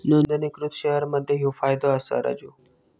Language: Marathi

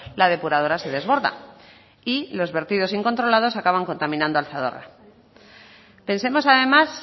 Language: Spanish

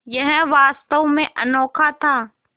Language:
Hindi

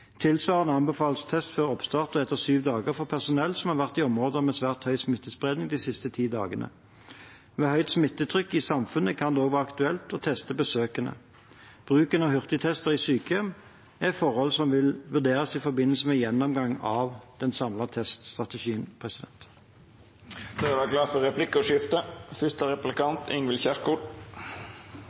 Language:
Norwegian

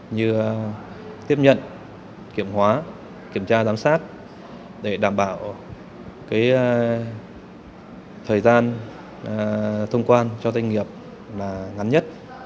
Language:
Vietnamese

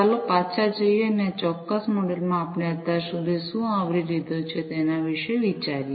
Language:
Gujarati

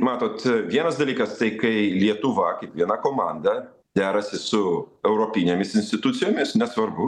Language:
Lithuanian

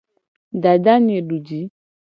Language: Gen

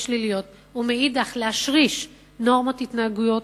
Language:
Hebrew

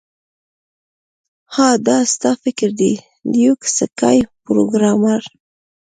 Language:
Pashto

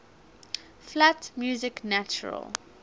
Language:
English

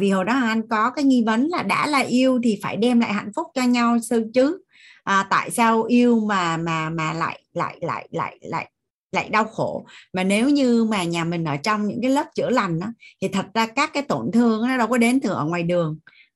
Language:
Vietnamese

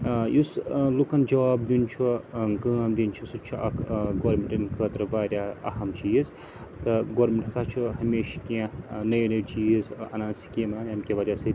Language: Kashmiri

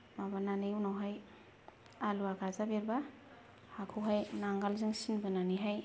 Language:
Bodo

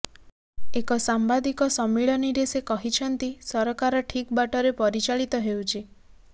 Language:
Odia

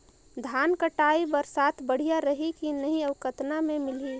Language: Chhattisgarhi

